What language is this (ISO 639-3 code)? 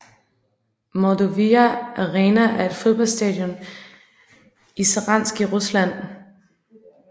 dan